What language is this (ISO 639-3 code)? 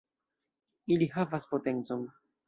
epo